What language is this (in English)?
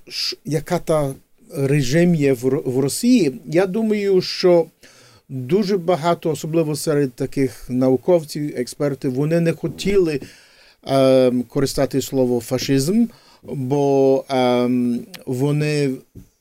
Ukrainian